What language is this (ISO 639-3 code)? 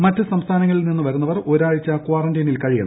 mal